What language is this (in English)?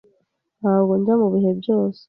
Kinyarwanda